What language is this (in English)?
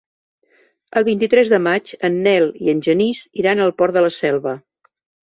Catalan